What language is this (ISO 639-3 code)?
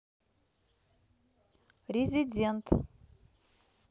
rus